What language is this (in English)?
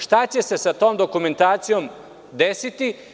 Serbian